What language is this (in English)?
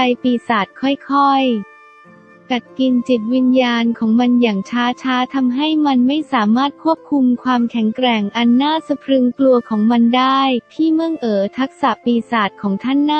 Thai